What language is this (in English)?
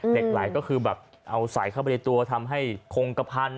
Thai